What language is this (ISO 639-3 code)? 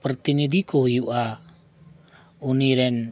sat